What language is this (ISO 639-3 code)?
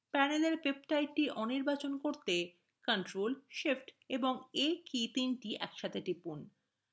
ben